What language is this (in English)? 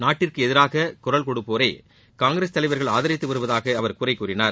Tamil